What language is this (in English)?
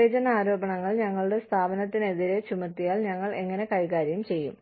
Malayalam